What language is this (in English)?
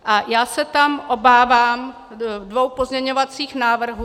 Czech